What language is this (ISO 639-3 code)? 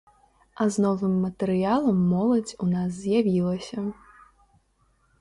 bel